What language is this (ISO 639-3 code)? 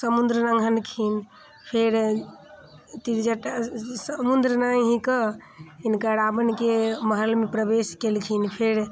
mai